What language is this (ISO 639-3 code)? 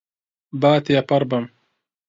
ckb